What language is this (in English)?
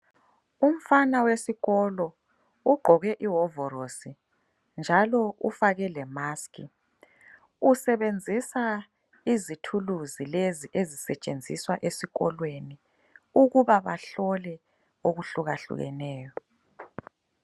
North Ndebele